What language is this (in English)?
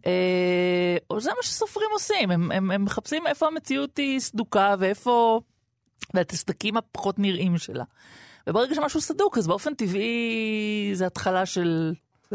Hebrew